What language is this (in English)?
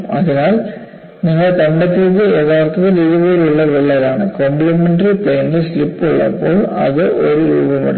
Malayalam